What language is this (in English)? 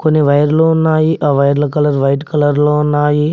Telugu